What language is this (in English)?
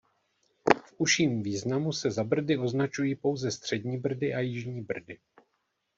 Czech